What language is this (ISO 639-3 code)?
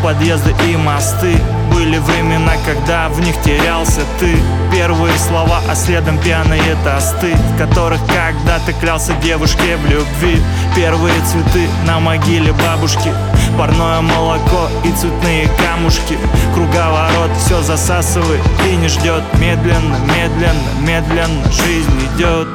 rus